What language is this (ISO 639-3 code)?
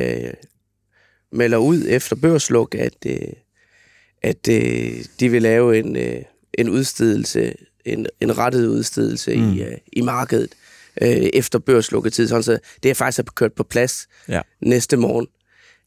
dan